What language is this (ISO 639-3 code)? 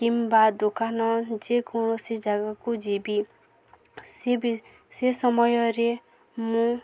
ori